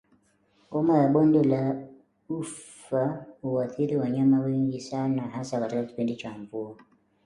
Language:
Swahili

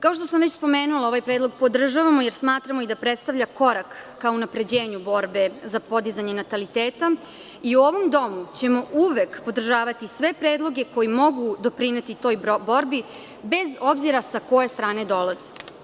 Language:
Serbian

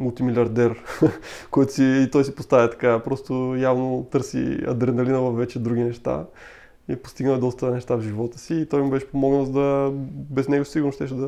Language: Bulgarian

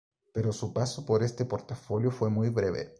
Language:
Spanish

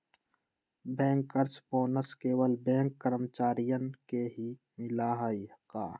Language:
Magahi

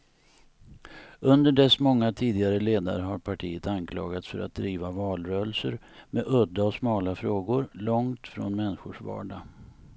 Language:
Swedish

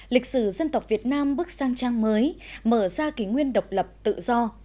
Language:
Vietnamese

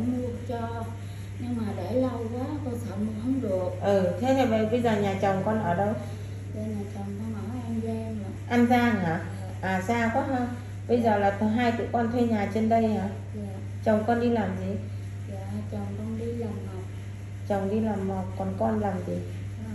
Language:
Vietnamese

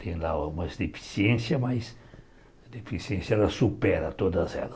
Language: Portuguese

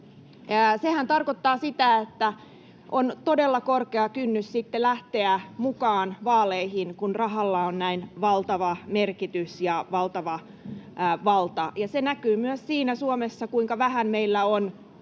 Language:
Finnish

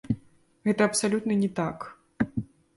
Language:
Belarusian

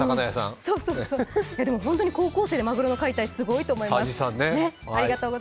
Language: Japanese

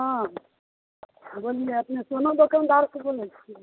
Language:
Maithili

